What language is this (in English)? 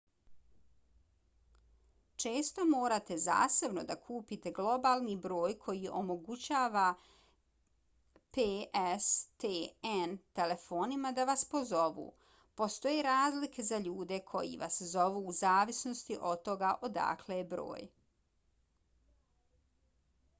Bosnian